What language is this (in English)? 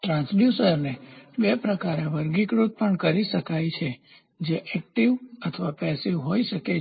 Gujarati